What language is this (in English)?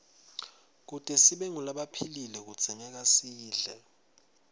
Swati